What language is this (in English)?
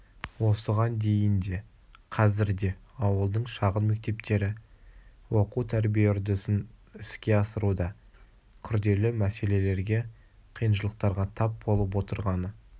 Kazakh